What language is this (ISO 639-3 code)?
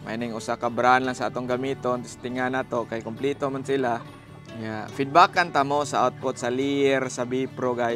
fil